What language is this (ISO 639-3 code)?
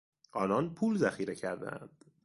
fas